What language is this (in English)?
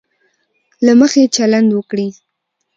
Pashto